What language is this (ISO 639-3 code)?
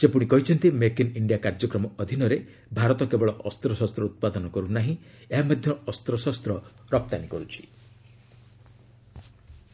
ori